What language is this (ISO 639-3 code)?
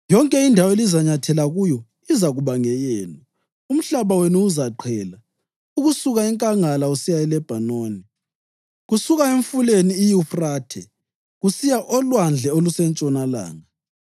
nde